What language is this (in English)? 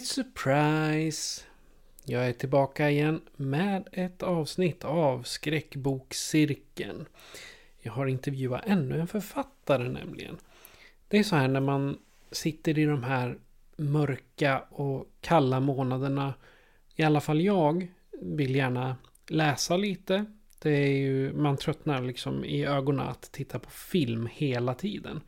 Swedish